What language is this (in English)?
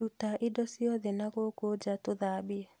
Kikuyu